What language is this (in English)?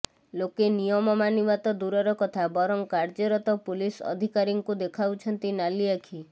Odia